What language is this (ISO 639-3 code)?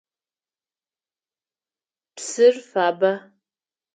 ady